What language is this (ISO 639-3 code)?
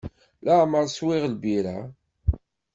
kab